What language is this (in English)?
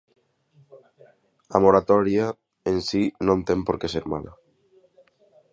Galician